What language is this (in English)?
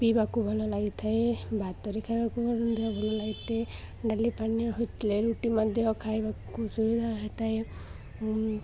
Odia